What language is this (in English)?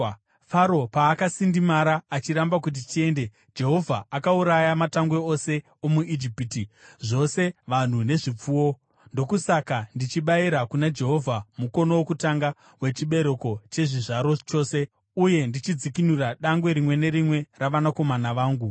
Shona